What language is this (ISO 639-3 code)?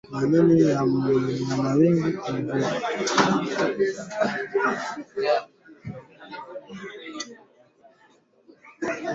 swa